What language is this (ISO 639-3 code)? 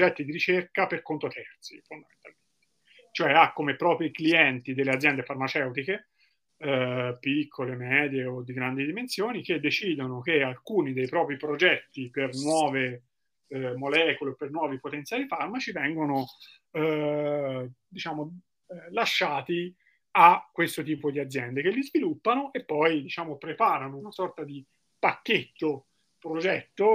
ita